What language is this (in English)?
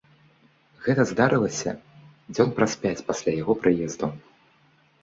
Belarusian